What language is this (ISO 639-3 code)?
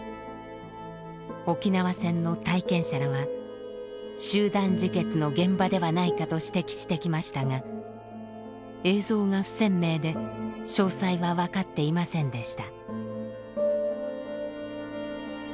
jpn